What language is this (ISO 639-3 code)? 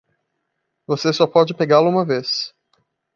por